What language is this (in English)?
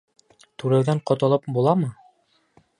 Bashkir